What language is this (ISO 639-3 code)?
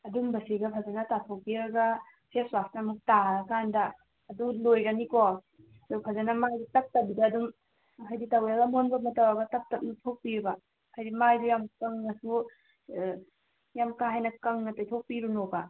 mni